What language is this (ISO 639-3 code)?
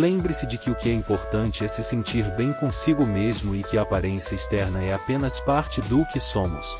por